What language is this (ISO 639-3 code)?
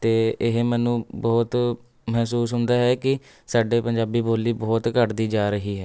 pan